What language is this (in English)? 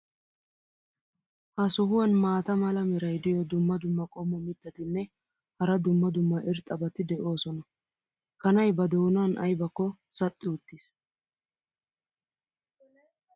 Wolaytta